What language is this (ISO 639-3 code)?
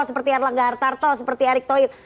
ind